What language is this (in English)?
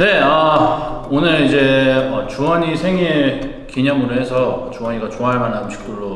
Korean